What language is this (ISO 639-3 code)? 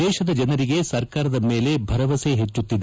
kan